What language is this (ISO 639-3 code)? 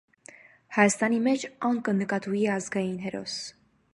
hye